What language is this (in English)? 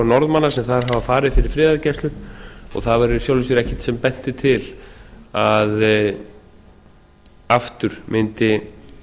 Icelandic